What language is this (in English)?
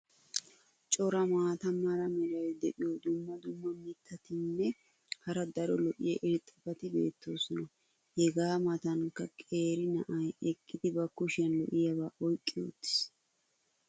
Wolaytta